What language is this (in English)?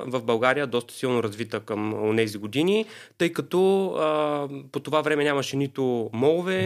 Bulgarian